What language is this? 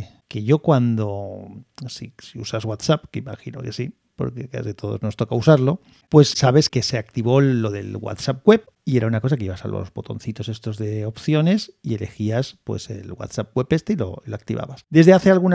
Spanish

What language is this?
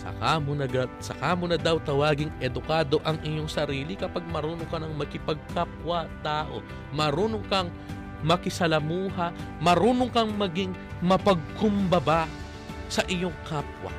Filipino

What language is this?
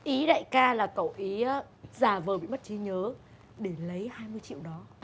Vietnamese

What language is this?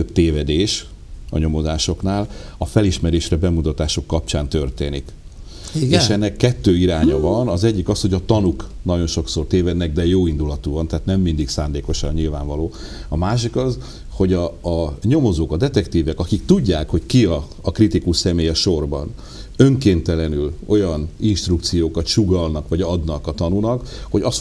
Hungarian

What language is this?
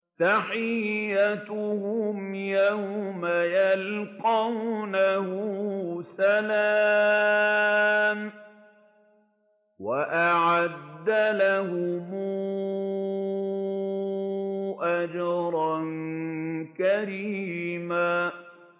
Arabic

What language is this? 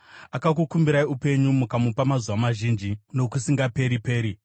Shona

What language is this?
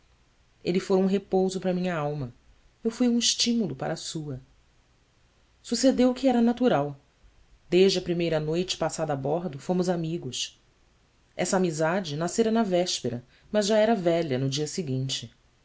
Portuguese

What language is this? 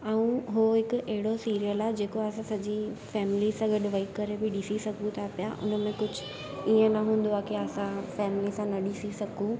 Sindhi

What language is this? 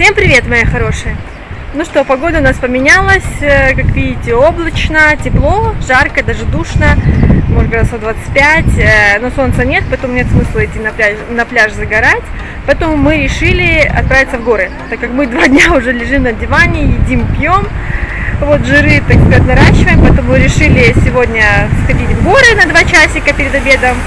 Russian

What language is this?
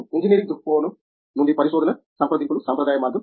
Telugu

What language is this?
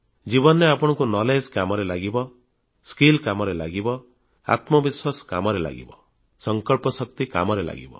Odia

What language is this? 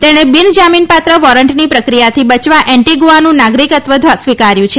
Gujarati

